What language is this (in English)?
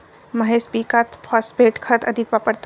Marathi